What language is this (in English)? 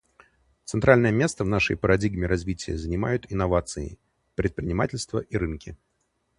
Russian